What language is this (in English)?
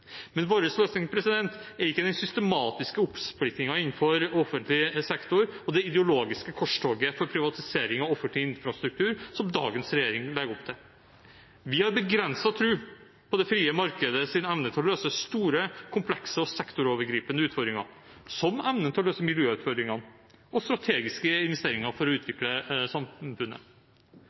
Norwegian Bokmål